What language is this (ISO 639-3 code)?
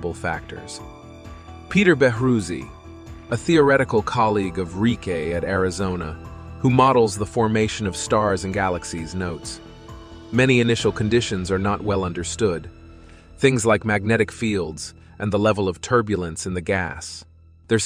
eng